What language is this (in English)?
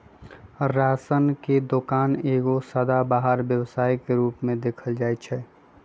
Magahi